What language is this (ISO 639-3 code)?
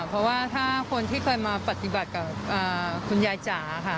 tha